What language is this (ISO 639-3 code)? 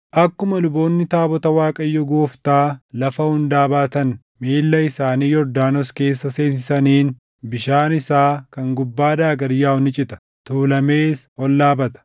orm